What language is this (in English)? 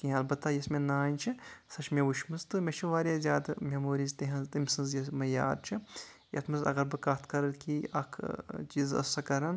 Kashmiri